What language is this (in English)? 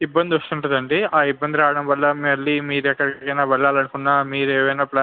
Telugu